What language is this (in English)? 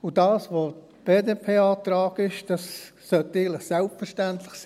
Swiss German